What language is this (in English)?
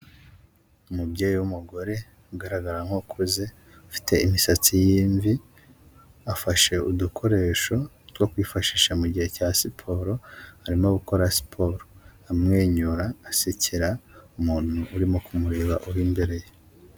Kinyarwanda